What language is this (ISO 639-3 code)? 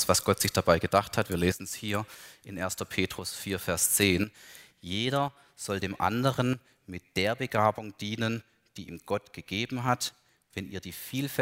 deu